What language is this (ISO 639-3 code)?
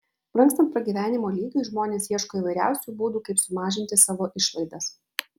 lit